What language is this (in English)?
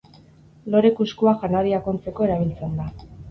Basque